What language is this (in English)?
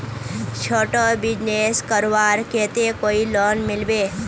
Magahi